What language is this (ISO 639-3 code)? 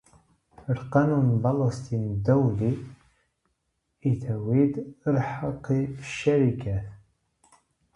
nld